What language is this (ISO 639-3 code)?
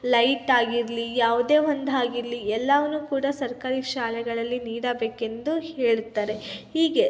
kan